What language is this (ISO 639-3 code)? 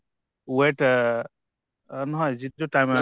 asm